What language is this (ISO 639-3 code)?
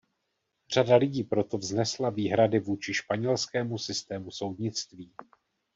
ces